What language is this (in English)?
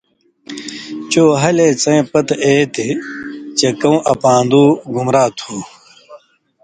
Indus Kohistani